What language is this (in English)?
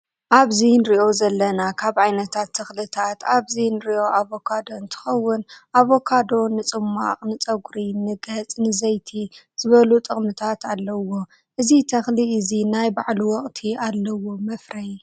Tigrinya